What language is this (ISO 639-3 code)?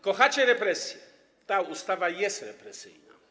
pol